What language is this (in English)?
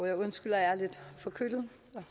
Danish